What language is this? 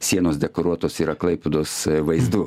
Lithuanian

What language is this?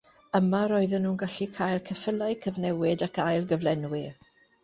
Welsh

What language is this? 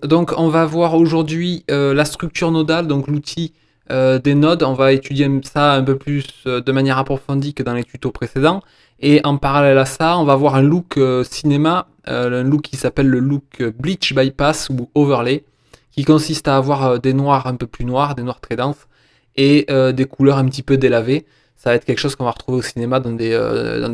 French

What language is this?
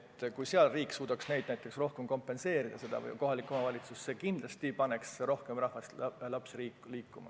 Estonian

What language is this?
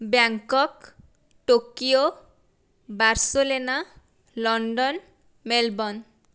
Odia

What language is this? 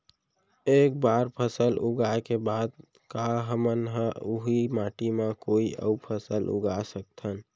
Chhattisgarhi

